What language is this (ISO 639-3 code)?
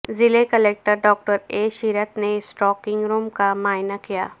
urd